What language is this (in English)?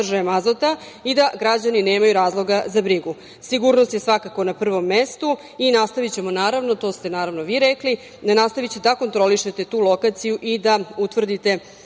Serbian